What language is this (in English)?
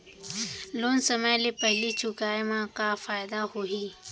Chhattisgarhi